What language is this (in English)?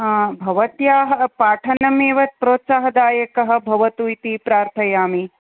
Sanskrit